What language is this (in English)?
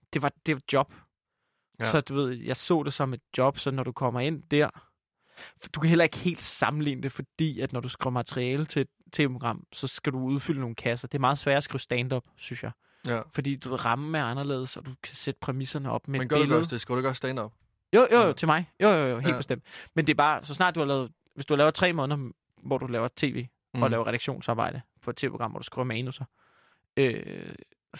Danish